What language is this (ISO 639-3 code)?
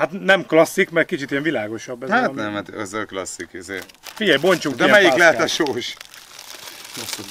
hun